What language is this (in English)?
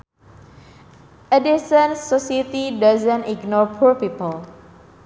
Sundanese